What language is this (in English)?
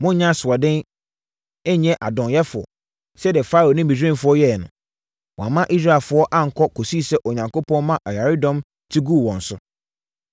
Akan